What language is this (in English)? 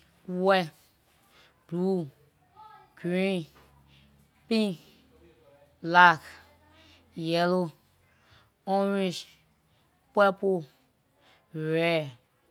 Liberian English